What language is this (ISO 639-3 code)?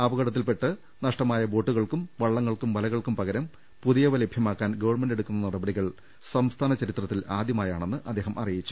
mal